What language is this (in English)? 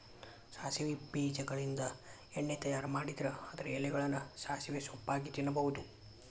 Kannada